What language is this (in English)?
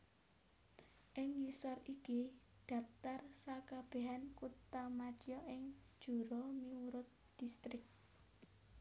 Javanese